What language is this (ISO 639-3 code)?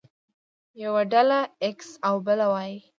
pus